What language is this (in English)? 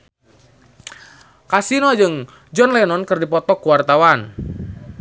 Sundanese